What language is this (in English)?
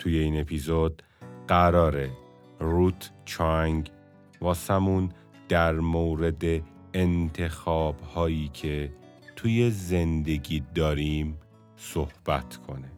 Persian